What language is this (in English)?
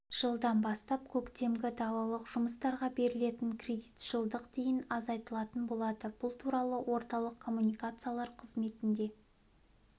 Kazakh